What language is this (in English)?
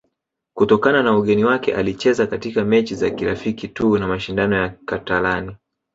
Swahili